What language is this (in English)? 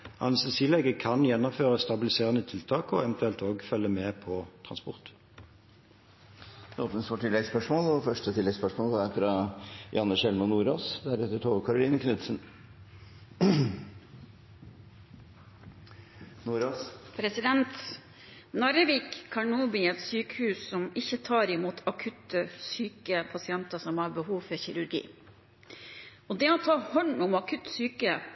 Norwegian